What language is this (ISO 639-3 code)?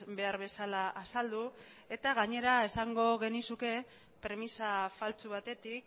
eus